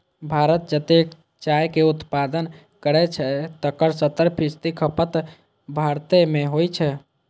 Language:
Maithili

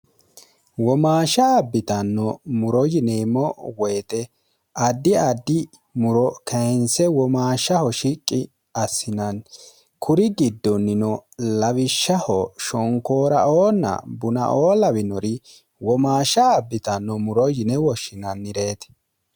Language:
Sidamo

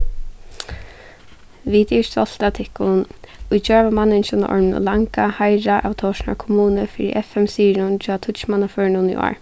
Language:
Faroese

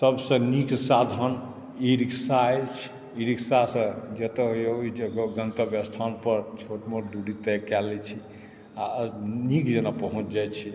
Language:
Maithili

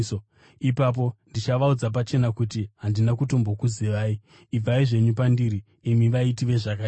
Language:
Shona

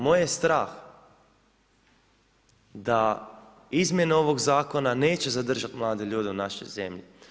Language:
Croatian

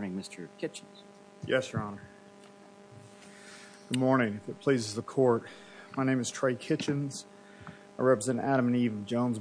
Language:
English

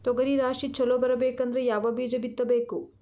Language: Kannada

